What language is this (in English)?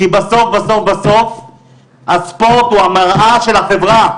Hebrew